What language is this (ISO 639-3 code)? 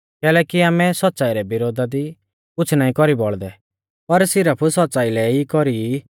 bfz